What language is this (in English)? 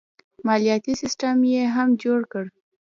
Pashto